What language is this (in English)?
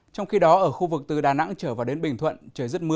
Vietnamese